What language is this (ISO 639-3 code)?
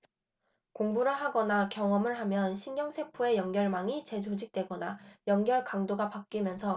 kor